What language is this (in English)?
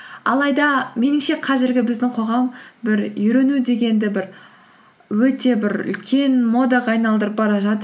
Kazakh